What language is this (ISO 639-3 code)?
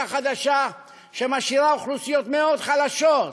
heb